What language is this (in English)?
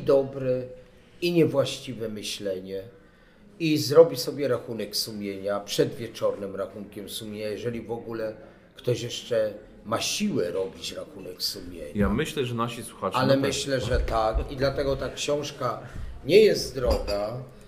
Polish